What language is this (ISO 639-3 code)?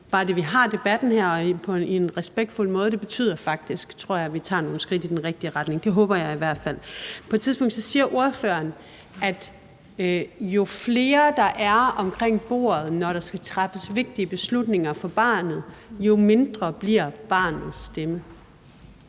dan